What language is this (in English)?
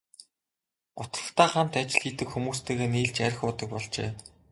Mongolian